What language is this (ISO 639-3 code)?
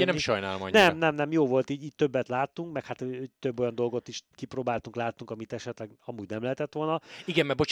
hun